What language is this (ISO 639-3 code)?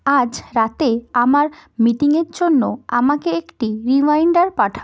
ben